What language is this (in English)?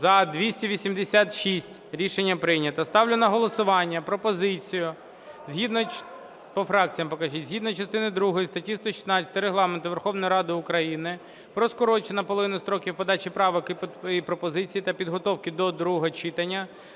Ukrainian